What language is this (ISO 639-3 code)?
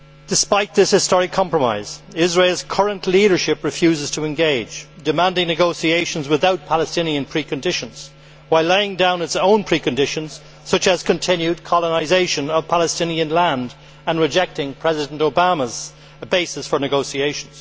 eng